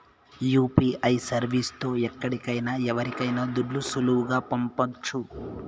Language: Telugu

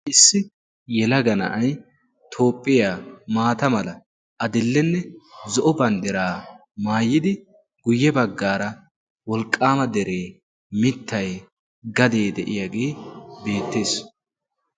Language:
Wolaytta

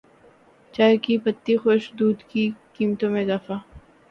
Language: Urdu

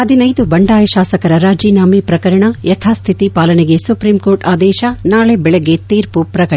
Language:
Kannada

